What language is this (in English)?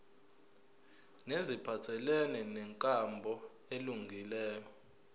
Zulu